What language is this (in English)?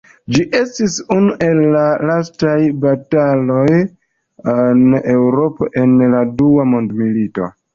Esperanto